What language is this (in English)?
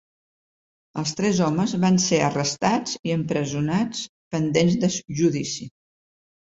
Catalan